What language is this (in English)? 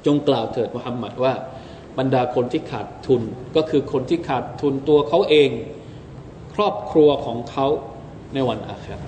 Thai